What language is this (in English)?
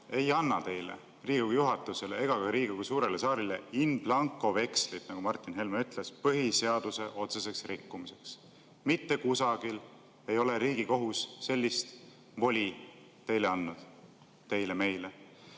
Estonian